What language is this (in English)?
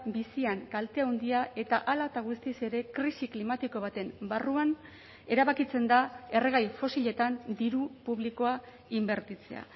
Basque